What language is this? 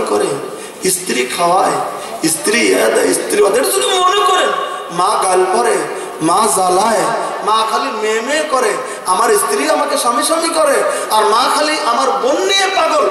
Romanian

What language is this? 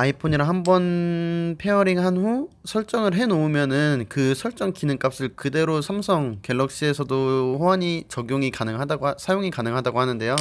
Korean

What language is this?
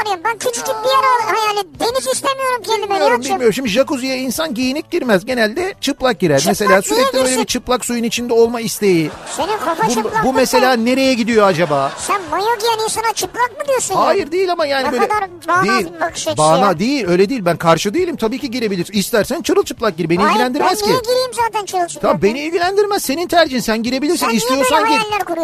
Turkish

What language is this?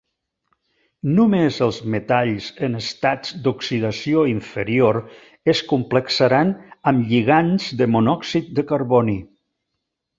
Catalan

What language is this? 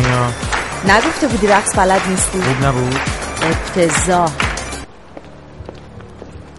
Persian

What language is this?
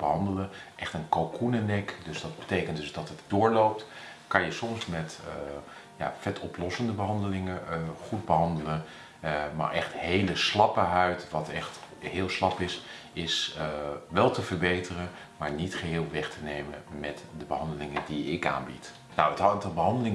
Dutch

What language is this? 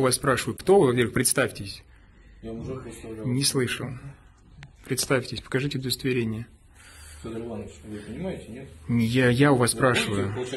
Russian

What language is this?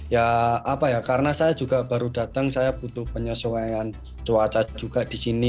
Indonesian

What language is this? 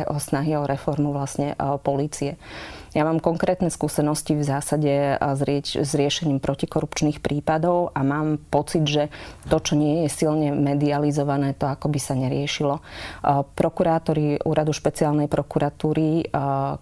Slovak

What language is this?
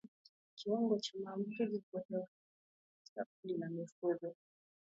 Swahili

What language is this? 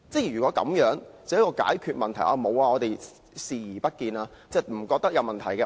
Cantonese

